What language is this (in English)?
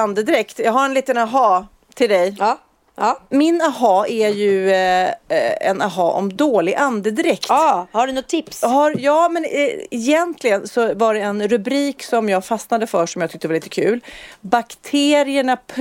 Swedish